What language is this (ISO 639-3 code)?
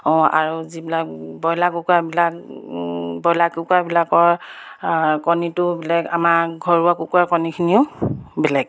asm